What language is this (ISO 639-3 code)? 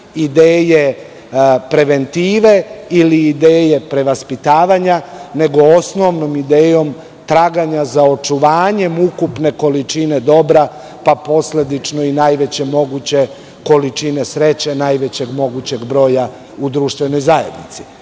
srp